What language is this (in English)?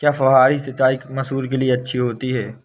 Hindi